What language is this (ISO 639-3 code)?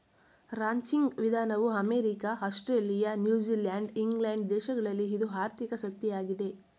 kan